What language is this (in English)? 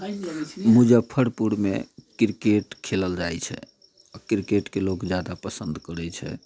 Maithili